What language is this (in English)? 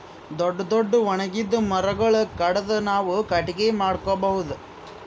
Kannada